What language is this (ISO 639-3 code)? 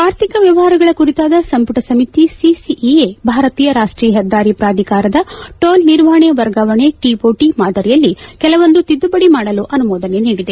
kan